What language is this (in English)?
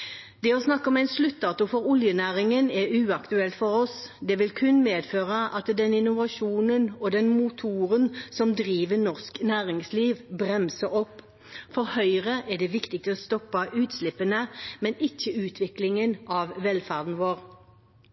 Norwegian Bokmål